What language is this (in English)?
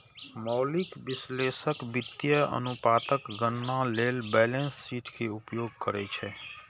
Maithili